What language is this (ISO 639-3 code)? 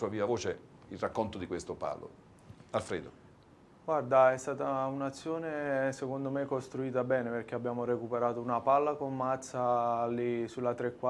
ita